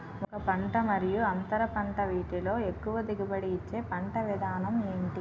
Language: Telugu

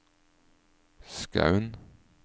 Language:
Norwegian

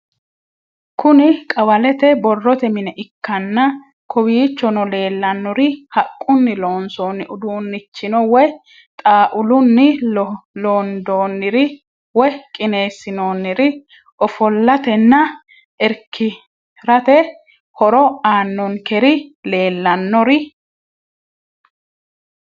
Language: Sidamo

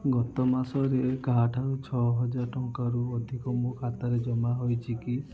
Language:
Odia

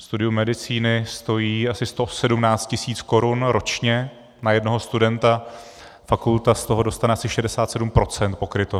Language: Czech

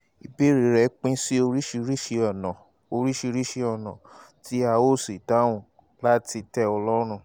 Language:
Yoruba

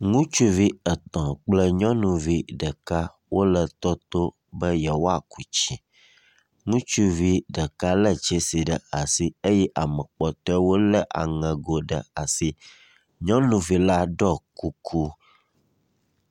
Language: Ewe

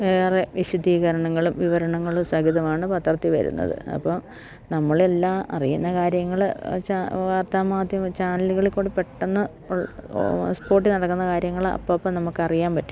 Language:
Malayalam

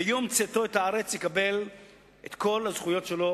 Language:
Hebrew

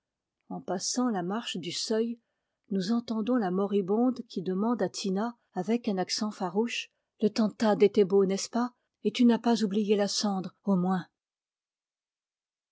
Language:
French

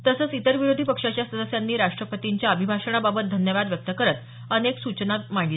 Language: Marathi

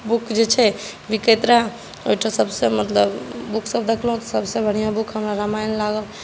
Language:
Maithili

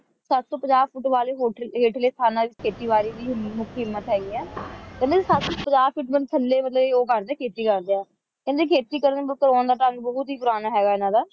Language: Punjabi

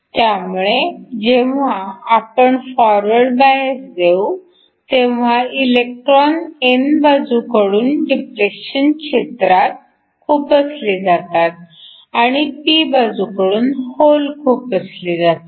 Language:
Marathi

